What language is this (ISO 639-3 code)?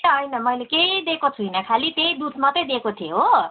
nep